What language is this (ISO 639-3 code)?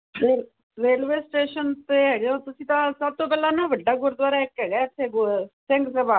pan